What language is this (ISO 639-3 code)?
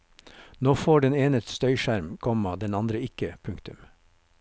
nor